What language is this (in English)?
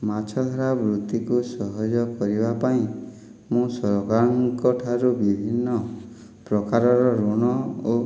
Odia